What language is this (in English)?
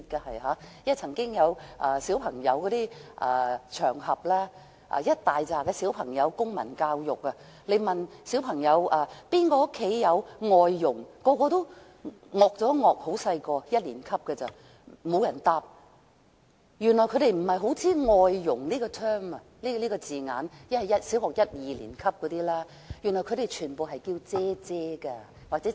Cantonese